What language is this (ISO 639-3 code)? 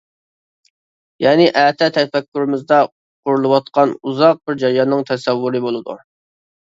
uig